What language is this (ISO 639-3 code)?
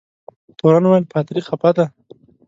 pus